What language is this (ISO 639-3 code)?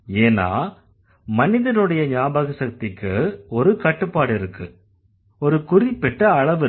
tam